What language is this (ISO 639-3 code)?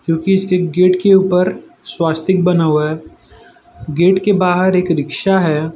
hin